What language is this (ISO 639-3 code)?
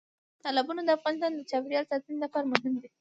pus